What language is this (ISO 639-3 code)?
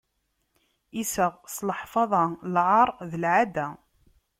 kab